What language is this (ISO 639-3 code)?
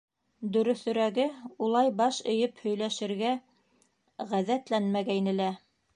bak